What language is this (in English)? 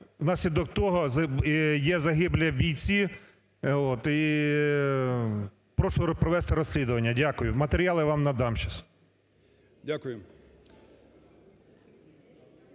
Ukrainian